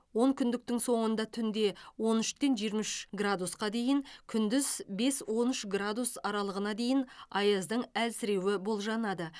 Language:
Kazakh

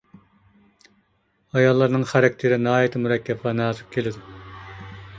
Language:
Uyghur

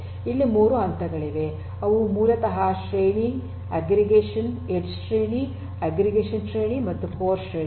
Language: Kannada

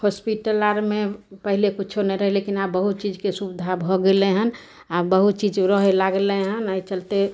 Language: Maithili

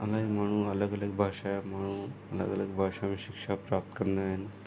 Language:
Sindhi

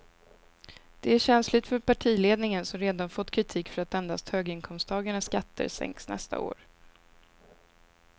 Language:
Swedish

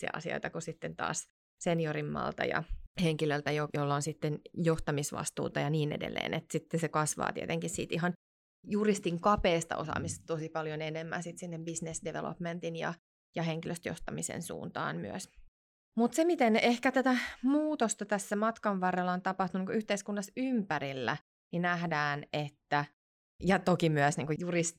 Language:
Finnish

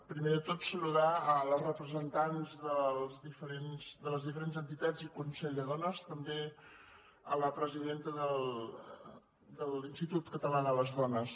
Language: Catalan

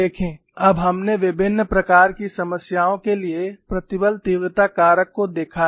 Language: Hindi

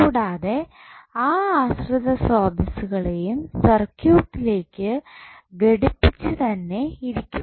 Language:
Malayalam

